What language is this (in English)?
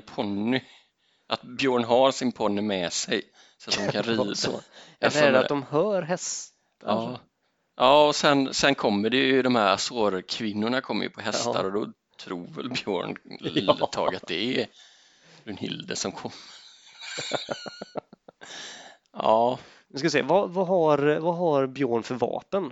Swedish